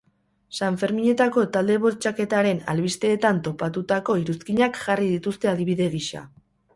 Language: Basque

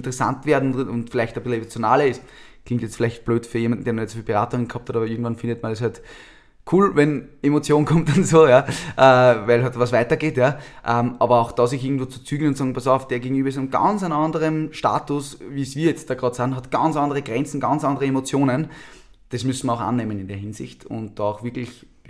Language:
German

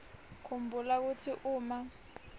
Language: Swati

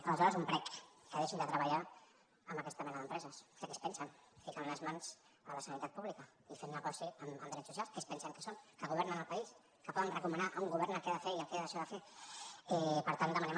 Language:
Catalan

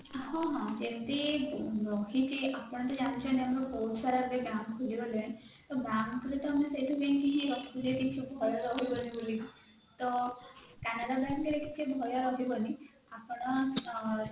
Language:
Odia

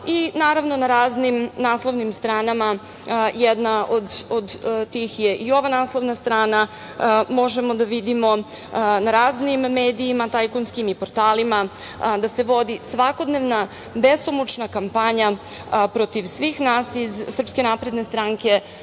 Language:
Serbian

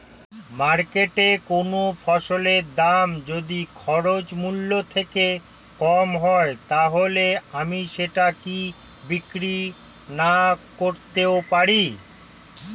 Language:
Bangla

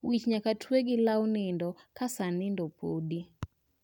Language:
Luo (Kenya and Tanzania)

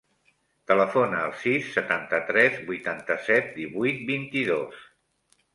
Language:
Catalan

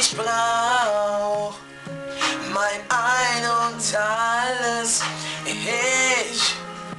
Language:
Vietnamese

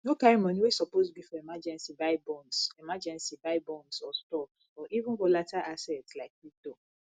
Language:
Nigerian Pidgin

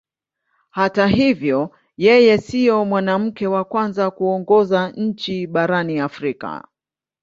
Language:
Swahili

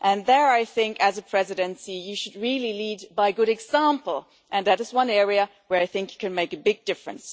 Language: English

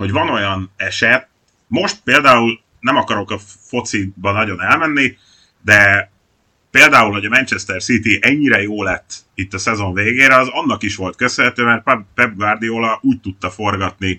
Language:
Hungarian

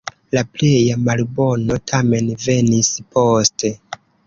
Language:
Esperanto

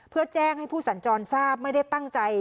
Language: Thai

